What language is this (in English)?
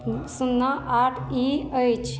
Maithili